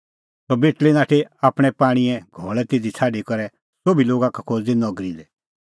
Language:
Kullu Pahari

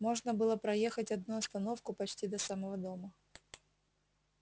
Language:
Russian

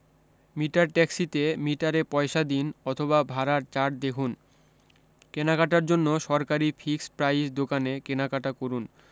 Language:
Bangla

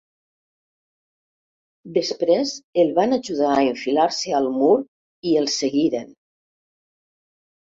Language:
Catalan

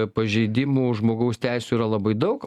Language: Lithuanian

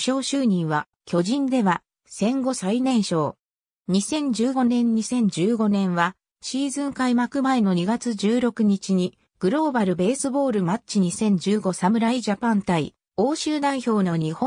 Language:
Japanese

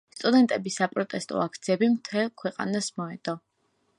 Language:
Georgian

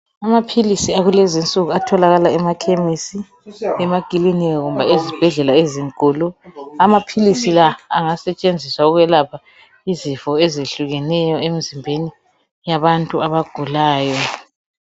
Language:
North Ndebele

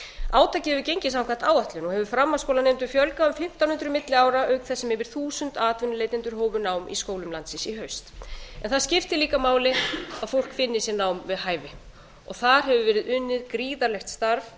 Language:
Icelandic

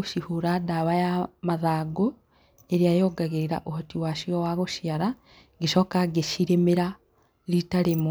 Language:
Kikuyu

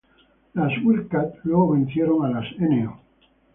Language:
Spanish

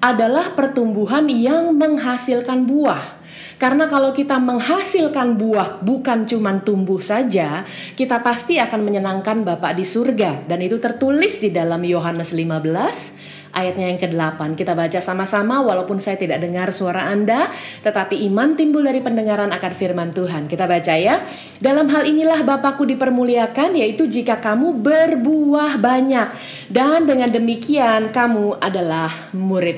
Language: Indonesian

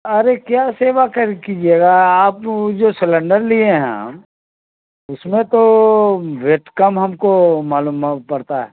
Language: Urdu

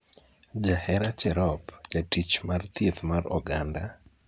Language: Luo (Kenya and Tanzania)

